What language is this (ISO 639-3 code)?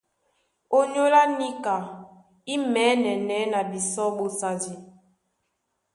dua